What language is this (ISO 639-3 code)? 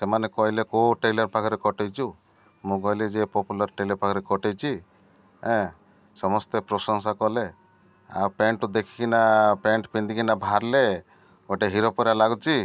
ori